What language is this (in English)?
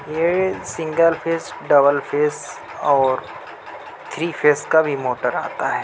Urdu